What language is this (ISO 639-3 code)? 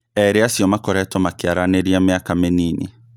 kik